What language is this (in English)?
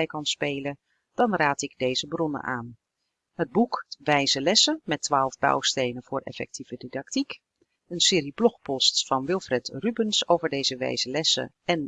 Dutch